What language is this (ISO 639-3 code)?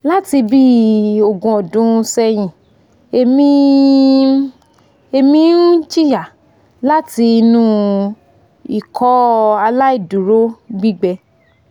yor